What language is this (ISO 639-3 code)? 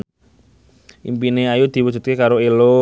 jav